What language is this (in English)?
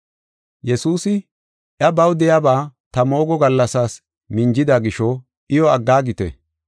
Gofa